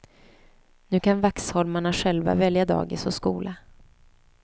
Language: Swedish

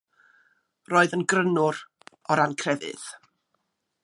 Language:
Welsh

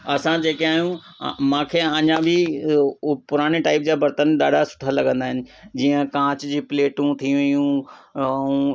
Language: Sindhi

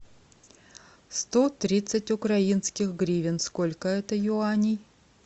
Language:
Russian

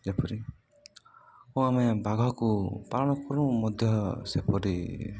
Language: Odia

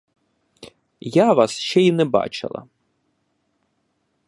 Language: Ukrainian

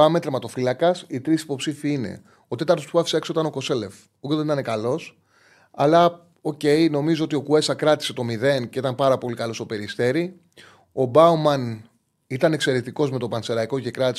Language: Greek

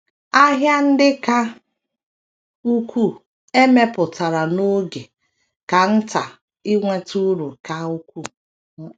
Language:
Igbo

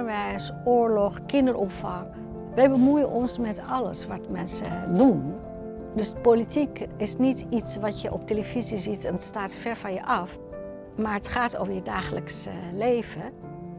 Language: Dutch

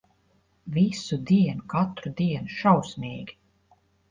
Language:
Latvian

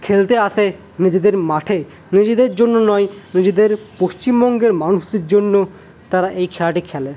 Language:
Bangla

